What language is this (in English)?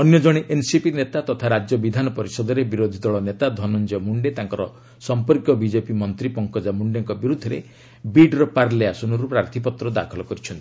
Odia